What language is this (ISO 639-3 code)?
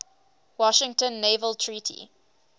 eng